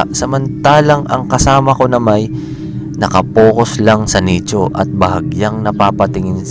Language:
Filipino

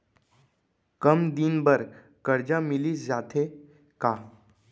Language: Chhattisgarhi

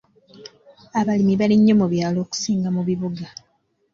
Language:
Ganda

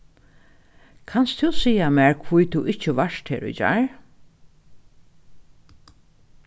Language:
Faroese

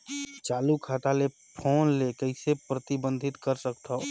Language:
Chhattisgarhi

